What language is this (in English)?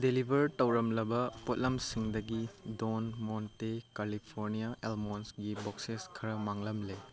Manipuri